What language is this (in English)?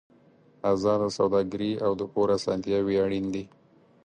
Pashto